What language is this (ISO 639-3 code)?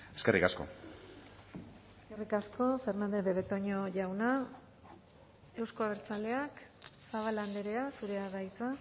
eus